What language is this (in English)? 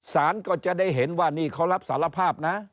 Thai